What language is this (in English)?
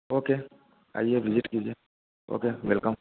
Hindi